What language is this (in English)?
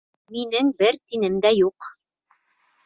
Bashkir